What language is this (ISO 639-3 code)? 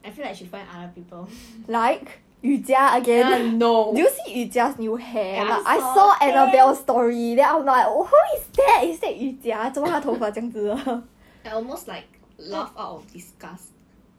eng